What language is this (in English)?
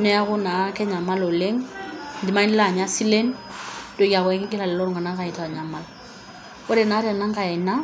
Masai